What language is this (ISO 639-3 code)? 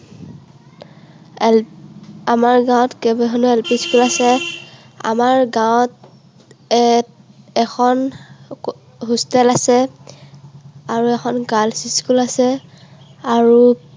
asm